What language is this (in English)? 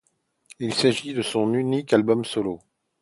French